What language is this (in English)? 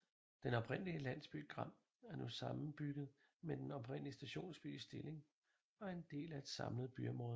Danish